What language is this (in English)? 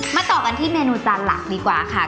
Thai